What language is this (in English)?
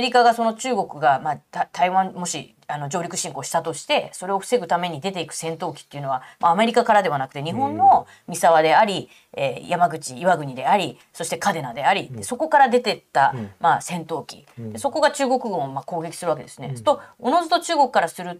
Japanese